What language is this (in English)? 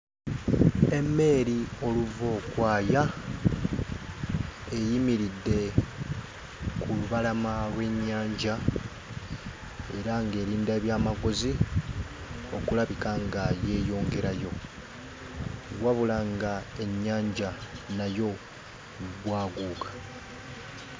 Ganda